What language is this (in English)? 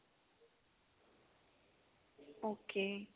Punjabi